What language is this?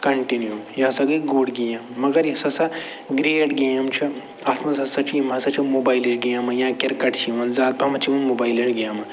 Kashmiri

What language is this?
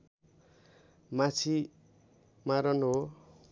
Nepali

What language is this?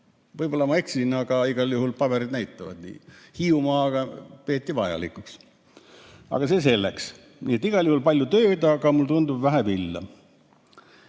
Estonian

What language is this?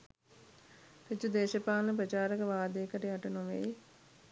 Sinhala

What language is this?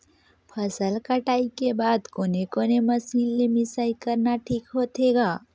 Chhattisgarhi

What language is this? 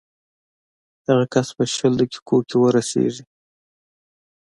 Pashto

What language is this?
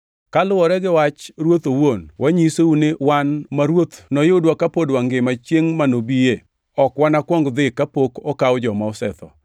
Luo (Kenya and Tanzania)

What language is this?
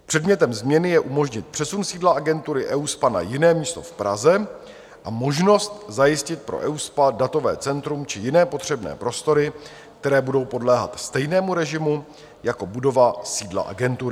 Czech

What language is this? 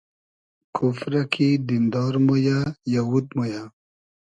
Hazaragi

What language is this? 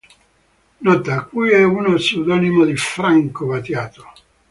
Italian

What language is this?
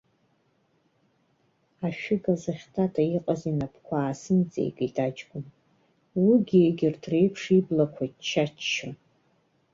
Abkhazian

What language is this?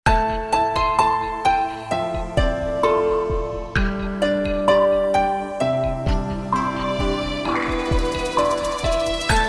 Vietnamese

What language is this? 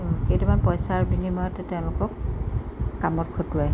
Assamese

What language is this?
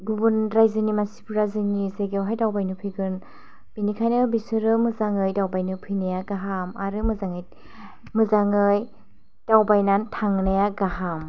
Bodo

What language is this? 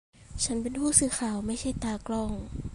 Thai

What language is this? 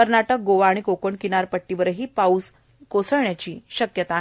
Marathi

